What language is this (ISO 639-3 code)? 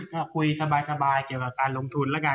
tha